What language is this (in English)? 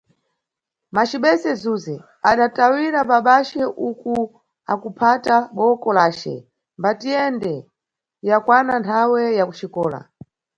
Nyungwe